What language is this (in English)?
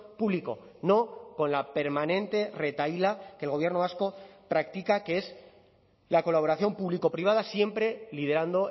Spanish